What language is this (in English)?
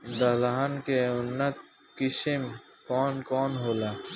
Bhojpuri